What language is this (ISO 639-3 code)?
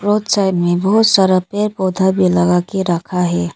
hin